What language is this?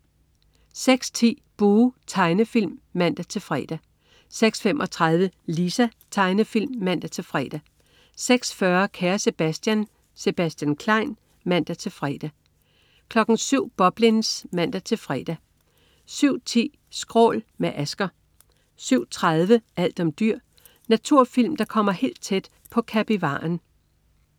Danish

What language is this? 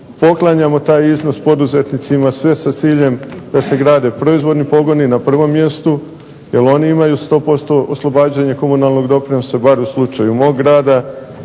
Croatian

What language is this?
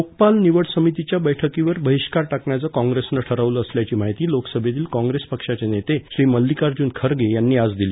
Marathi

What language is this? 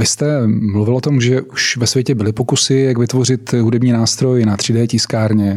Czech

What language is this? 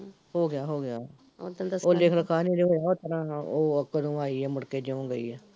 Punjabi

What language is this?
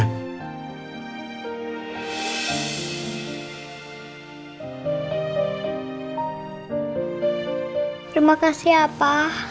Indonesian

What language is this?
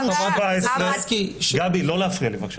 Hebrew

